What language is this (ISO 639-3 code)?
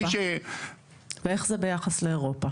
heb